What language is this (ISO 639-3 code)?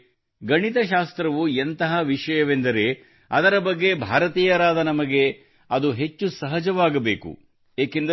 kan